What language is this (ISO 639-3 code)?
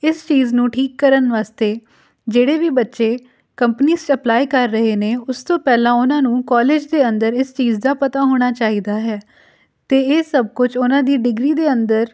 pan